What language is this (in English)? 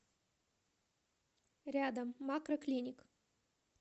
Russian